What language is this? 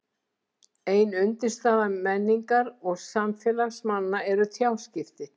Icelandic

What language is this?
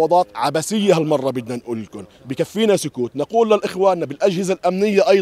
Arabic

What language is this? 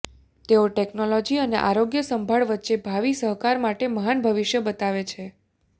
Gujarati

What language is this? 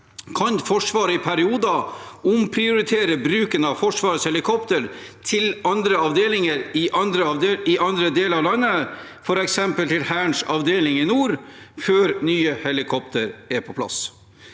Norwegian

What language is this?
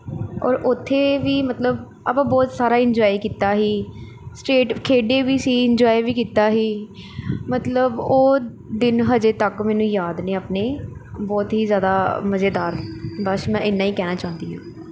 Punjabi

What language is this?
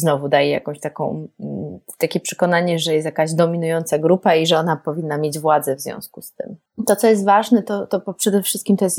Polish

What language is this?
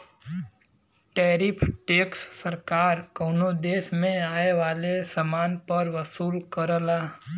Bhojpuri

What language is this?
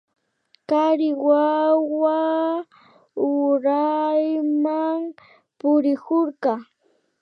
Imbabura Highland Quichua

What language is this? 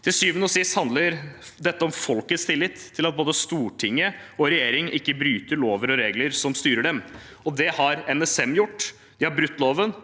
Norwegian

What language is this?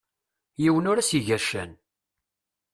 Kabyle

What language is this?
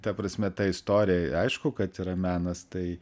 Lithuanian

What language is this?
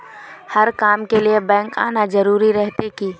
Magahi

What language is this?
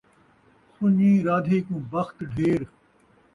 Saraiki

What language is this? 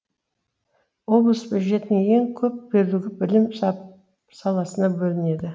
Kazakh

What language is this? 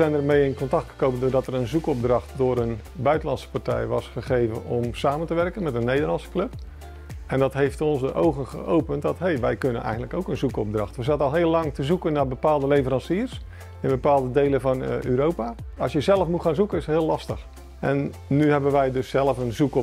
Dutch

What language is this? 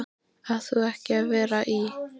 Icelandic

